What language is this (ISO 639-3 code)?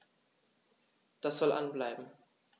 deu